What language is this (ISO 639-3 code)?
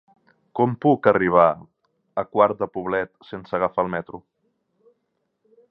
cat